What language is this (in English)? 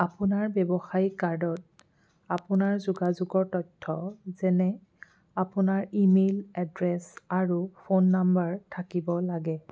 Assamese